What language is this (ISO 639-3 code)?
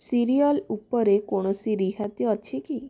ori